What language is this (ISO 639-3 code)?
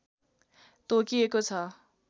nep